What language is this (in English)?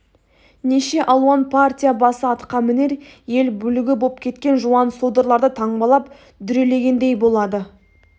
Kazakh